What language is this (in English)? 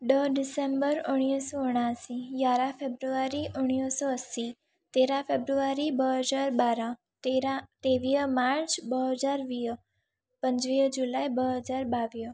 Sindhi